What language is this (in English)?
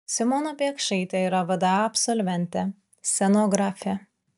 Lithuanian